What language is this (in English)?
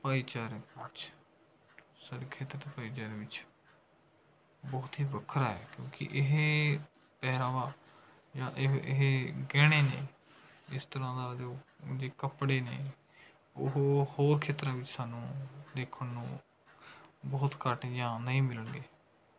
Punjabi